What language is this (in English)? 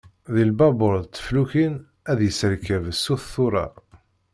Kabyle